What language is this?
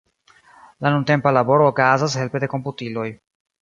Esperanto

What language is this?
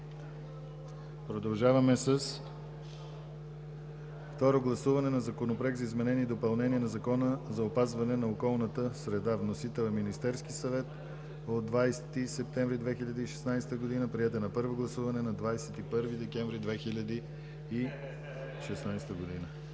Bulgarian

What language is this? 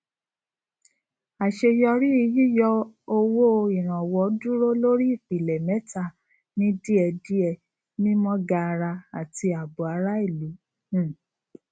Yoruba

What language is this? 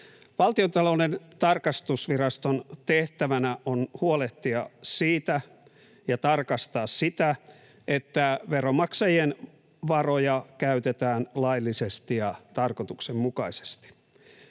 Finnish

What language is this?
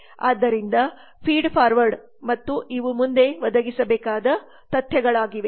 Kannada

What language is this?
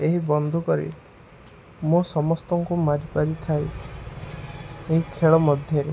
Odia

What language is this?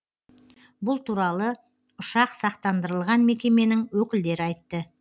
Kazakh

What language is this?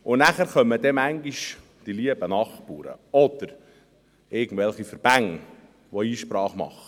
Swiss German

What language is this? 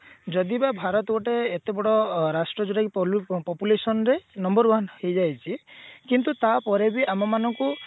Odia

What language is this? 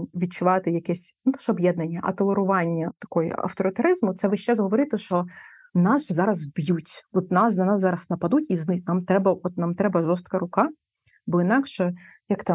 Ukrainian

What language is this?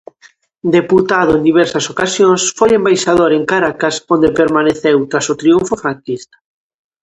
Galician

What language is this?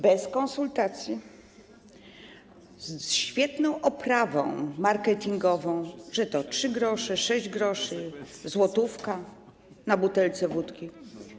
Polish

